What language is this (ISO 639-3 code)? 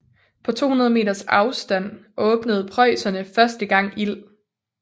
dan